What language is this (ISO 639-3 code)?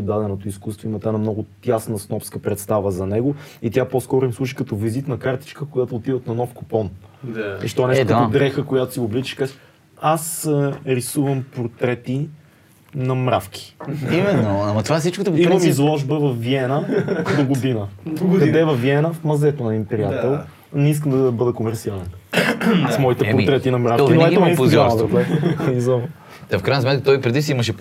bul